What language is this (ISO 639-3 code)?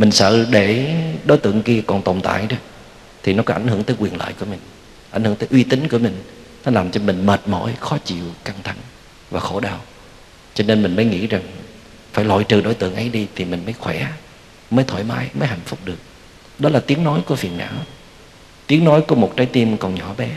vie